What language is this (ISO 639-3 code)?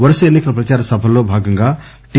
tel